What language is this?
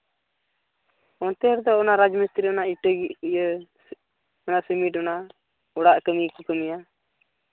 Santali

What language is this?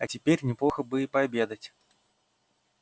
Russian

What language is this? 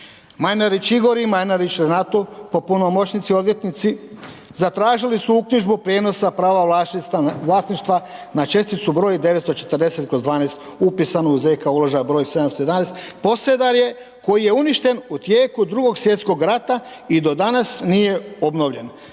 Croatian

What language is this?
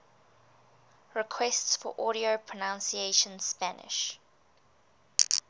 English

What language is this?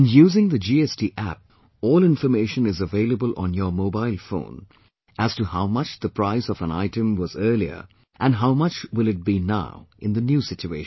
English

